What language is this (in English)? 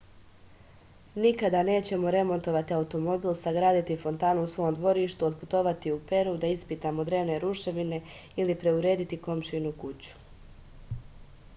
Serbian